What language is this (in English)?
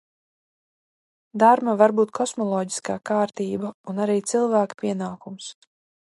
Latvian